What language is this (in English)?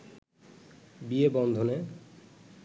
Bangla